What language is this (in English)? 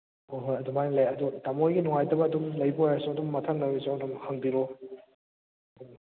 Manipuri